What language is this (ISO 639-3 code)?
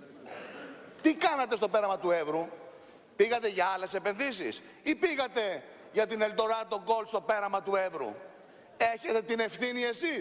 ell